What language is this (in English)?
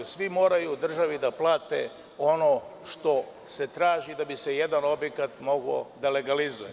Serbian